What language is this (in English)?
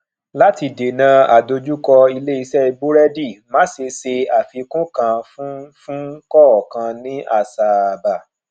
Yoruba